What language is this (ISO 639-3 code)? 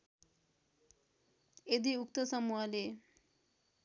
nep